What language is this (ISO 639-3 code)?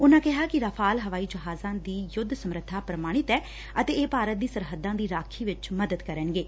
pan